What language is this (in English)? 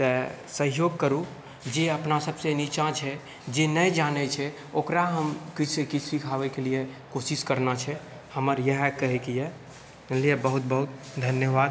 Maithili